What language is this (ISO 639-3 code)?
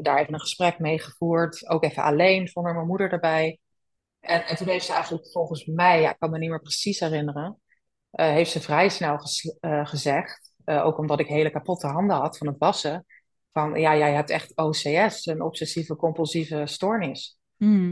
nld